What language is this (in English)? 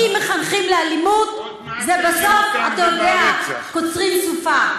Hebrew